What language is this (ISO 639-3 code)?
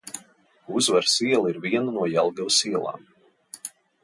lav